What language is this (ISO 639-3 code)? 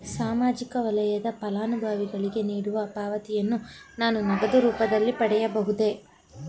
kan